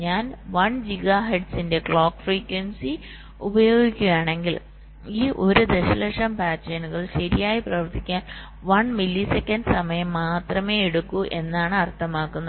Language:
Malayalam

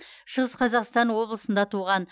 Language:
Kazakh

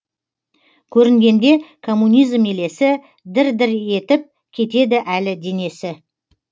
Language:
Kazakh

